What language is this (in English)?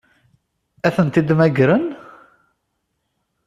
Kabyle